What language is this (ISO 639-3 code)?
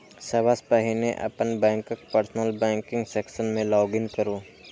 mai